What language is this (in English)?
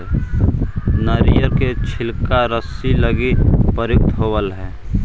Magahi